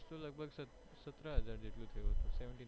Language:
Gujarati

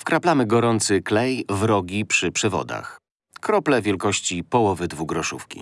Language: Polish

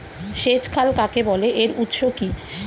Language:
Bangla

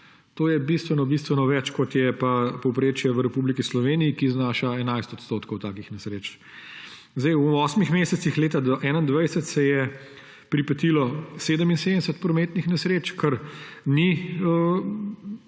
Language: Slovenian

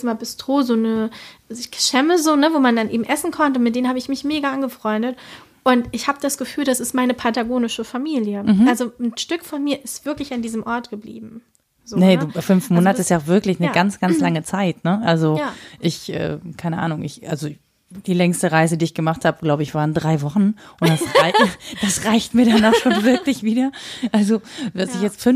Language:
German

